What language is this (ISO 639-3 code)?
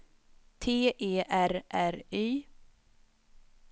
swe